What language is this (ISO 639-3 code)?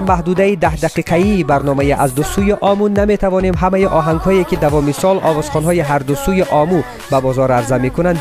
fas